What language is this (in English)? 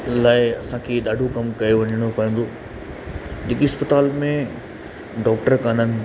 Sindhi